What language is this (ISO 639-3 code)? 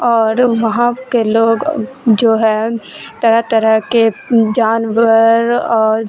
urd